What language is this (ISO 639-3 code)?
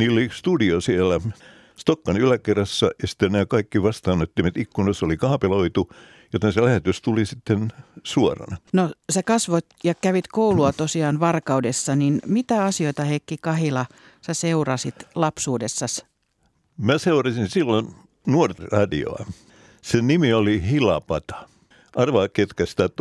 fin